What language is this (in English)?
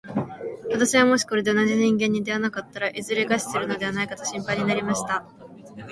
Japanese